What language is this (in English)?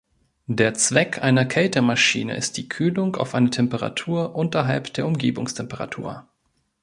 German